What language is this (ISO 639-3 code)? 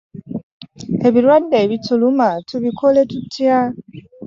lug